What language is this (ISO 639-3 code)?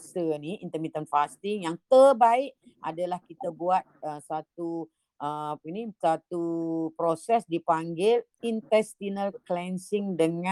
msa